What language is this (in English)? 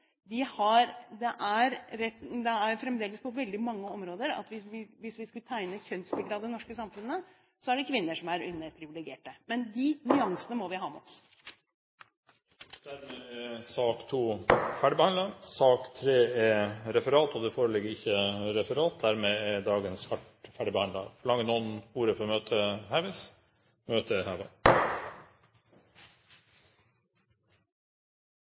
Norwegian